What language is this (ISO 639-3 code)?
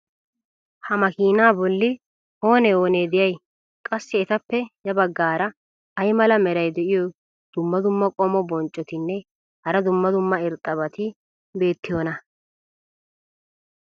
wal